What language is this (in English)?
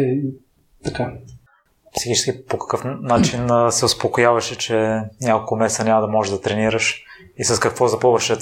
Bulgarian